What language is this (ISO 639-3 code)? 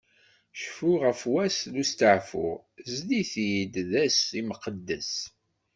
kab